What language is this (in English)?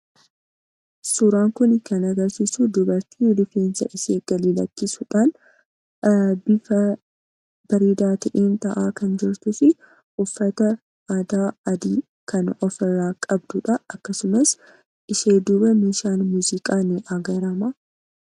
Oromo